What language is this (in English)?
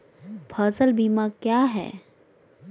Magahi